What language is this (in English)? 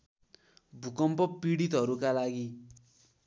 Nepali